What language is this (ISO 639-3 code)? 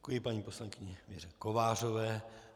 ces